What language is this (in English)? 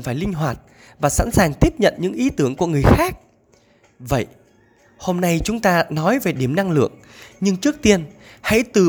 Vietnamese